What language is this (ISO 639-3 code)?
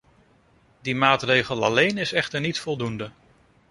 nld